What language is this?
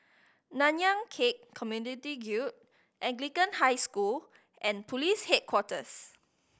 English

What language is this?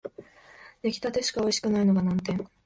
Japanese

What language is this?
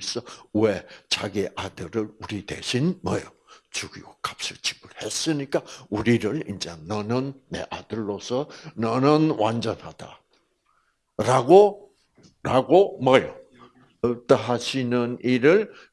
Korean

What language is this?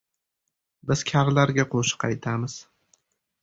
Uzbek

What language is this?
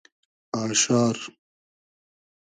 Hazaragi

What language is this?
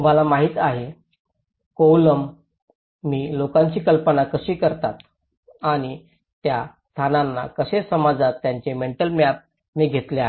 Marathi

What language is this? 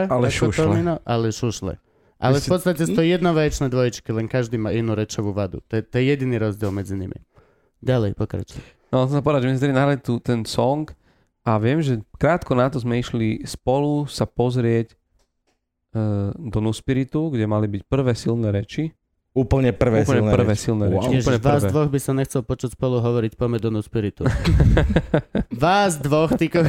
Slovak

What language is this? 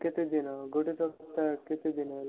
Odia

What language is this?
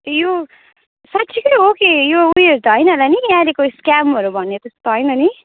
Nepali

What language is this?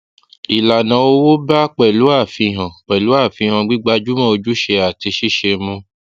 Yoruba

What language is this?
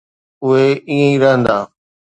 Sindhi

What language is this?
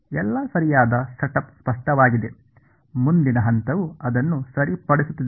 Kannada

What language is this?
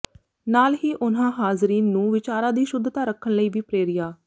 Punjabi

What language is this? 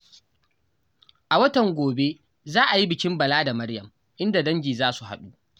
Hausa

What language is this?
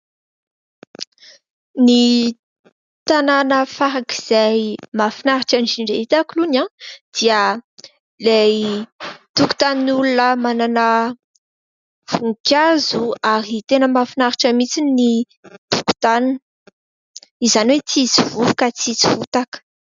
Malagasy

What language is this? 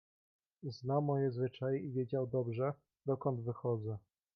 Polish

